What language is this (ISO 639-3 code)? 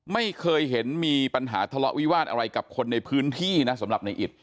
tha